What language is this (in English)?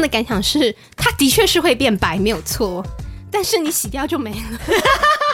Chinese